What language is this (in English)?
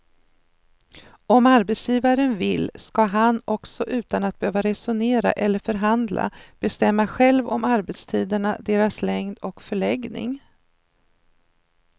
Swedish